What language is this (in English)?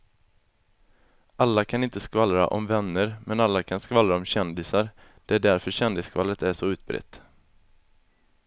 Swedish